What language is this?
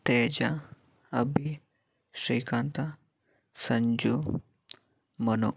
Kannada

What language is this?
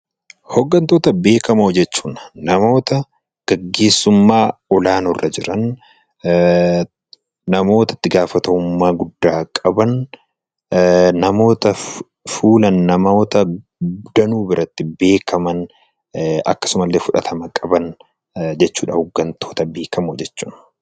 Oromo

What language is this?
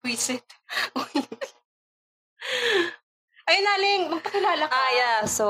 Filipino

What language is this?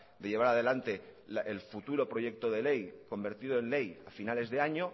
Spanish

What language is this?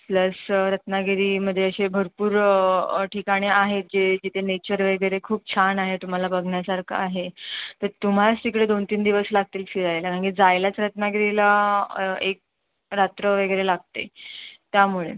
Marathi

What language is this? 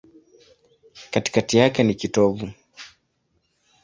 Swahili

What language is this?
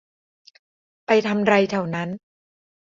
Thai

